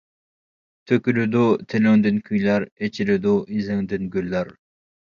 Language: Uyghur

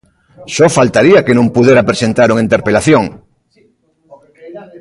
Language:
Galician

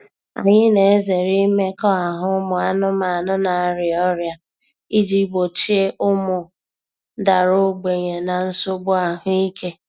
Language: Igbo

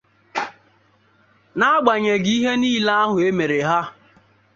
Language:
Igbo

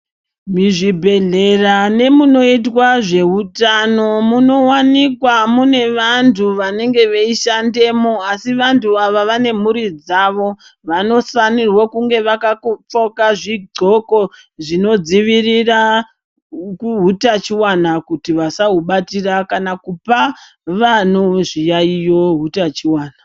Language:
Ndau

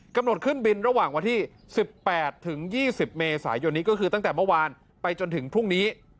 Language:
Thai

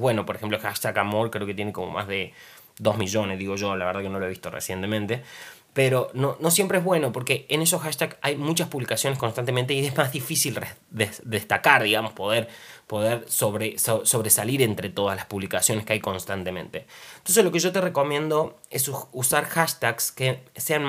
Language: Spanish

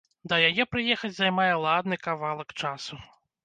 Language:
Belarusian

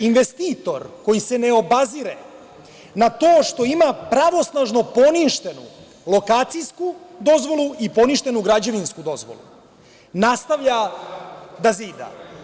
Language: Serbian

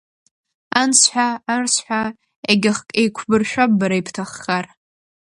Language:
Abkhazian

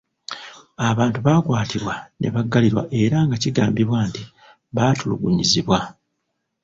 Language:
Ganda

